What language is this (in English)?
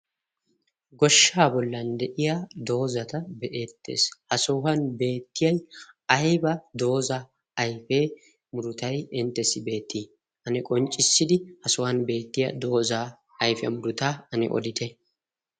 Wolaytta